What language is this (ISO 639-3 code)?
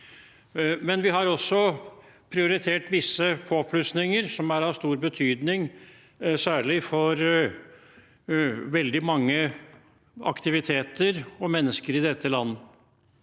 nor